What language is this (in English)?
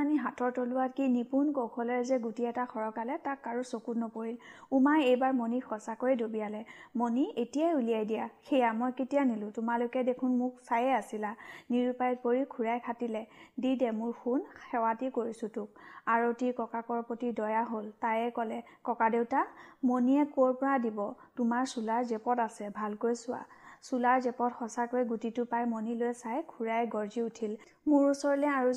Hindi